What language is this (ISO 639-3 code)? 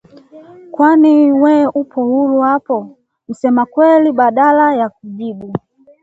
swa